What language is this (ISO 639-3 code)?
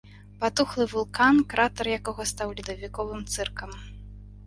bel